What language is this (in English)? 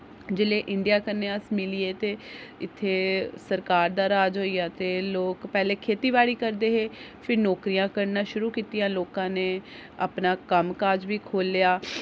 Dogri